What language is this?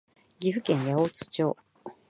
Japanese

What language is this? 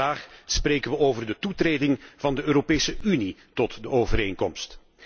Dutch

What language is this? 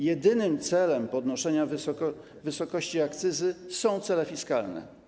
Polish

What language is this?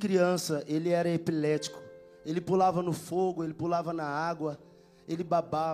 Portuguese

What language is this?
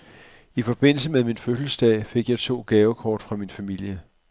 Danish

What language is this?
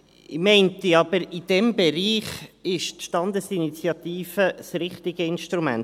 Swiss German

